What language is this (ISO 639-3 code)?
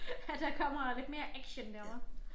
dan